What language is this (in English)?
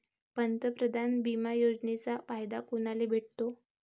Marathi